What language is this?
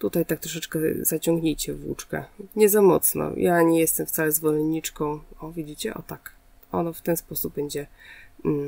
Polish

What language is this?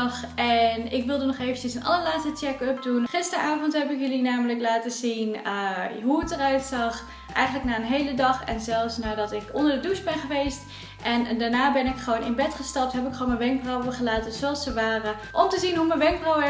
Dutch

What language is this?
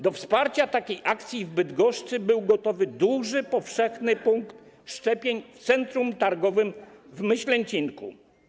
Polish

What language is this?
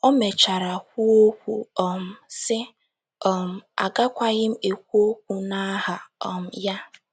Igbo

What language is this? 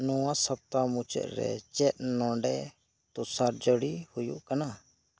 Santali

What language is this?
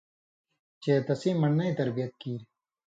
Indus Kohistani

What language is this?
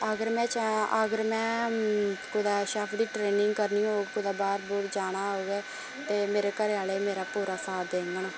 Dogri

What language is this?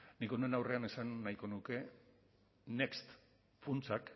Basque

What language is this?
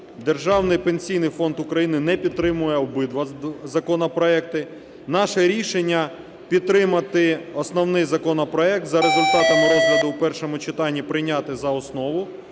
Ukrainian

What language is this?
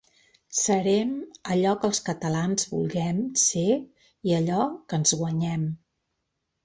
Catalan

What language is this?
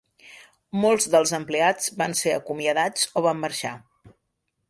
Catalan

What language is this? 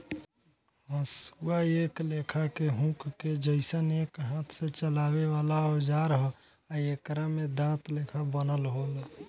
Bhojpuri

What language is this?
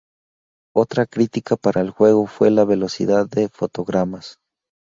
Spanish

